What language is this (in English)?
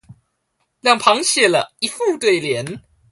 Chinese